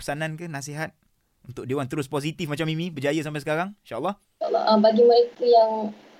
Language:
Malay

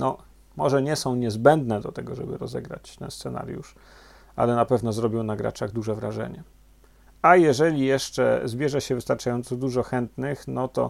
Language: Polish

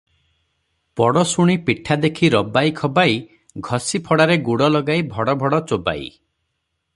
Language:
Odia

